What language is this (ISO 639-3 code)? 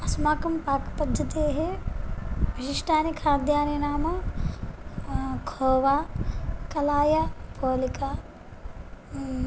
san